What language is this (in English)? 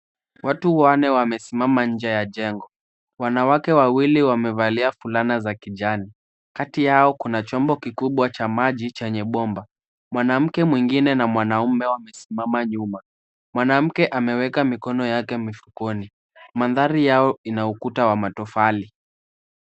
Swahili